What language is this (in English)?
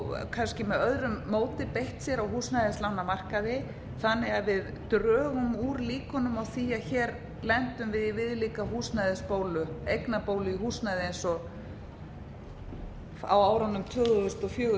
Icelandic